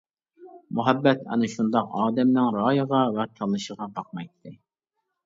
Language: Uyghur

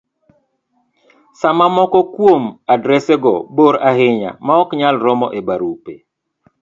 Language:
Luo (Kenya and Tanzania)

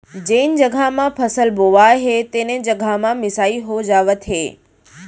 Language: Chhattisgarhi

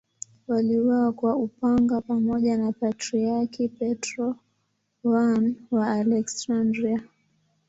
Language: Swahili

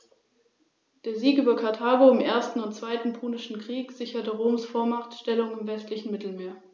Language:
German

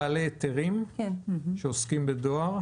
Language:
Hebrew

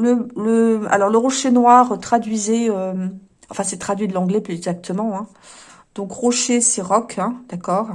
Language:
French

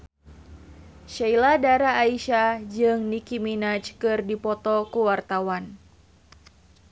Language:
Sundanese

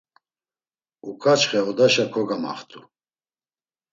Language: Laz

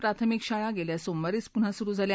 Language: Marathi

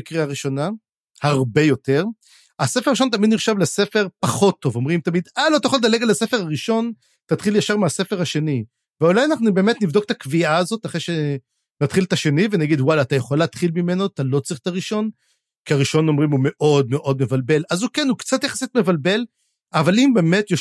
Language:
Hebrew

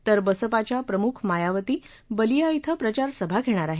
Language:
Marathi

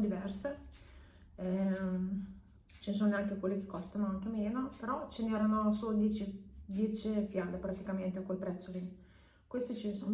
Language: Italian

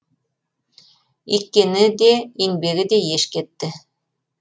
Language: Kazakh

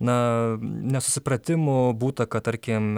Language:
Lithuanian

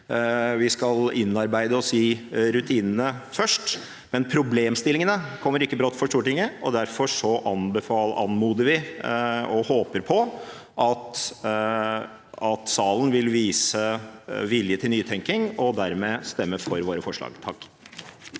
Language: Norwegian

